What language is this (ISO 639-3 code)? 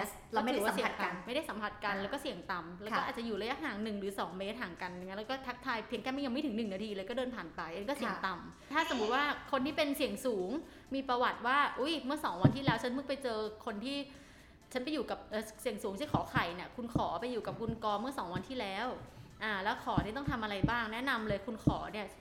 tha